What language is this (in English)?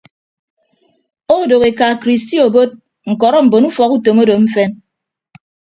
Ibibio